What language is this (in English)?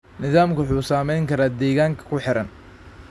Somali